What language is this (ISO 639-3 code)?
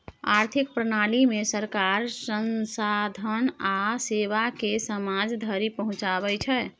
mai